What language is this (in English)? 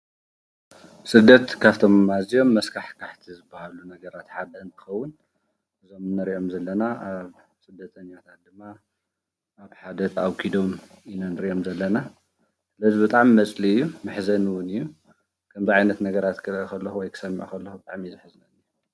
Tigrinya